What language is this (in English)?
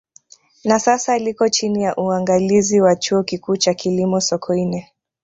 Swahili